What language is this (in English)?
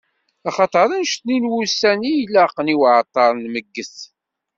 Kabyle